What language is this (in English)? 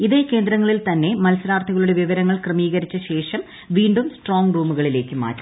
Malayalam